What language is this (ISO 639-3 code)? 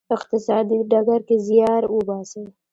pus